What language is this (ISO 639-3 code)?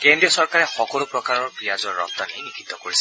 asm